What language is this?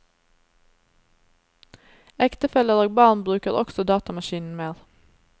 Norwegian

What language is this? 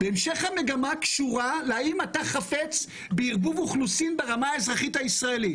Hebrew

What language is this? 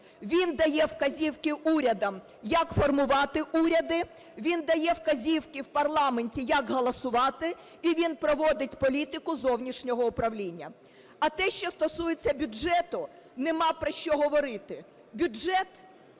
Ukrainian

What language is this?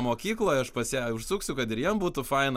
Lithuanian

